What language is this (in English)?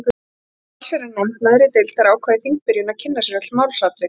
Icelandic